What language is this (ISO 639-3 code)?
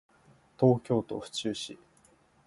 jpn